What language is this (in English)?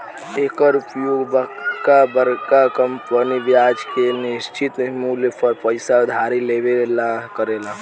Bhojpuri